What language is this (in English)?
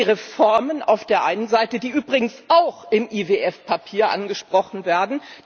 German